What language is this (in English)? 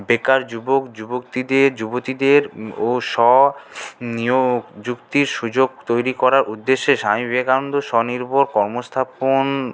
Bangla